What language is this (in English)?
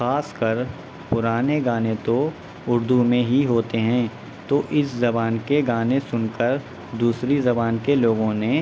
Urdu